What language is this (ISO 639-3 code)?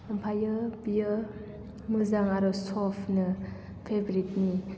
brx